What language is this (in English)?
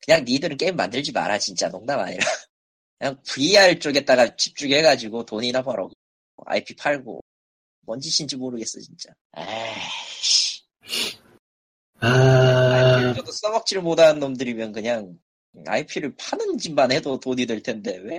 Korean